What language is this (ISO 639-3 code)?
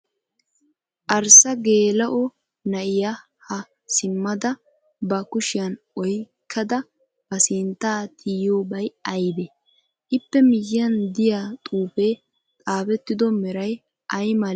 wal